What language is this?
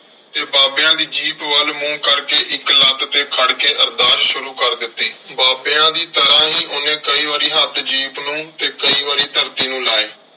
Punjabi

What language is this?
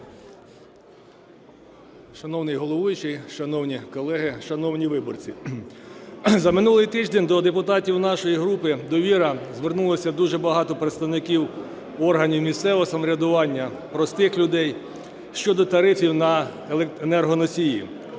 Ukrainian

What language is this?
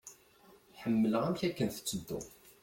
Kabyle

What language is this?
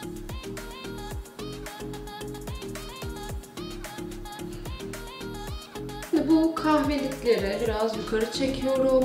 Turkish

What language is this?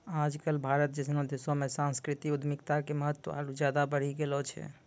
Maithili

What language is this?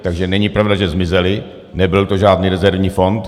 Czech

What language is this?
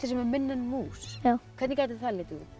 Icelandic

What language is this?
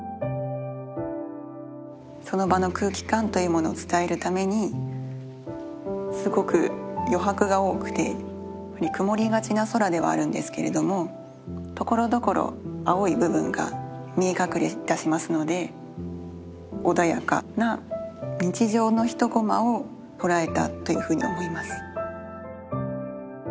Japanese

